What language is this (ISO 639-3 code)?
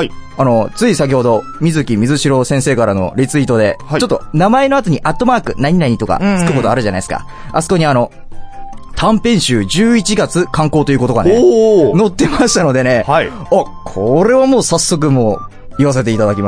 jpn